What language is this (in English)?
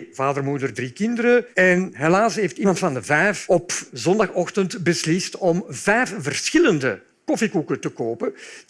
Dutch